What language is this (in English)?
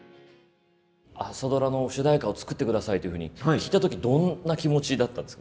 Japanese